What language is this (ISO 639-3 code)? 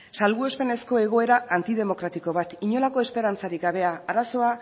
eus